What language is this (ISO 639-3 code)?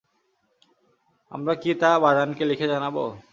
ben